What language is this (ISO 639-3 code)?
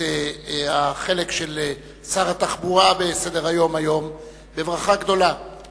heb